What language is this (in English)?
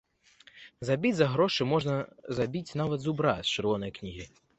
Belarusian